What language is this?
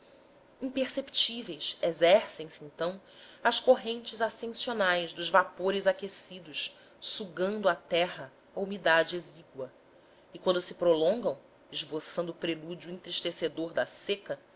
Portuguese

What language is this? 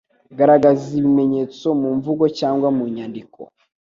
Kinyarwanda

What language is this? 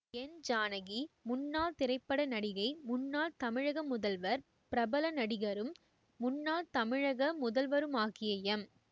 Tamil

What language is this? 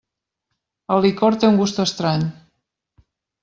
Catalan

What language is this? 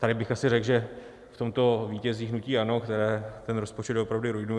Czech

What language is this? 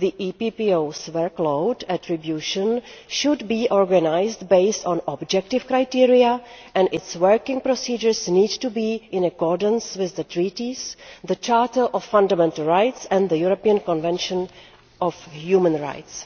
English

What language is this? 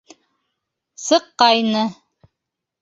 Bashkir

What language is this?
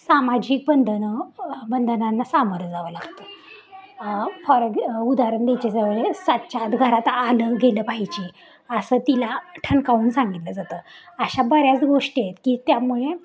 Marathi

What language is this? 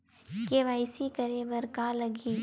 Chhattisgarhi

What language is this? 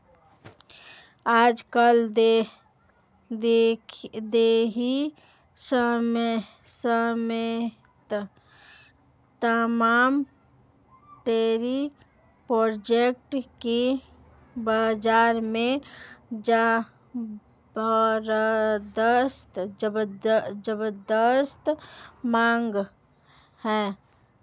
Hindi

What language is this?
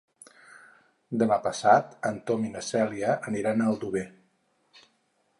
Catalan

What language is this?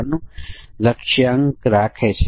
Gujarati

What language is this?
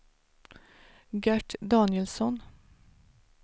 Swedish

